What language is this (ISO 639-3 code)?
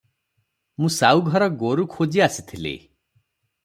ori